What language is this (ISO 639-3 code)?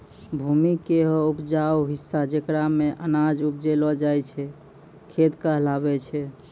mai